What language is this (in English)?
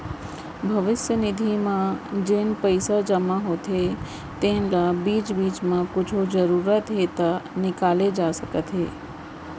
Chhattisgarhi